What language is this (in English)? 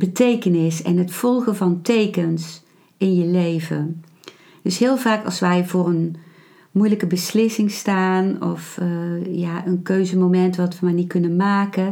Dutch